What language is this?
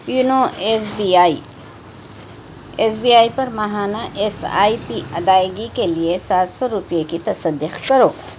Urdu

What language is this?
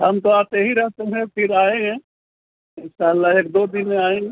Urdu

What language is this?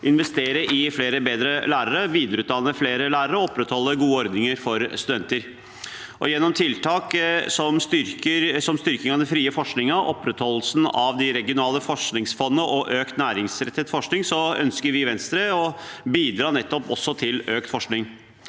Norwegian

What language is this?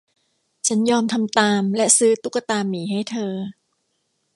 Thai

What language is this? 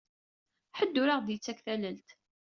Kabyle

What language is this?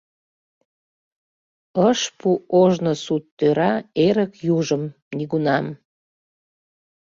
Mari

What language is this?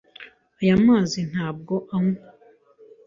Kinyarwanda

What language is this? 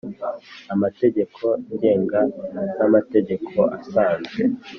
Kinyarwanda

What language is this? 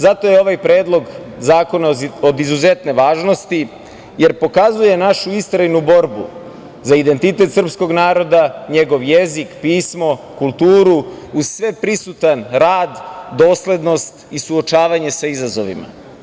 Serbian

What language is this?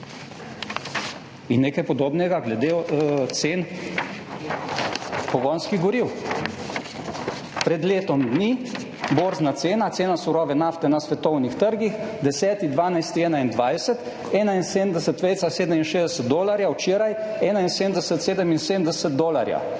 Slovenian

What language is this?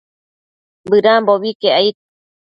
Matsés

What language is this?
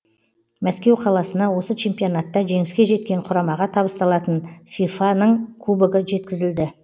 Kazakh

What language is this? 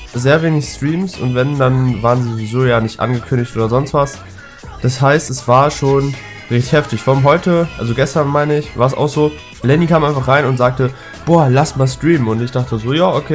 German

